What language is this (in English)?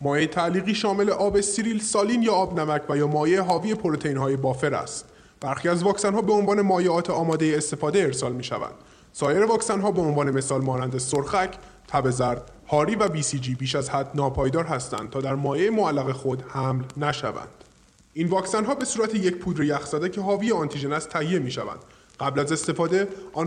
Persian